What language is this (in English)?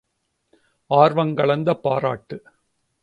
Tamil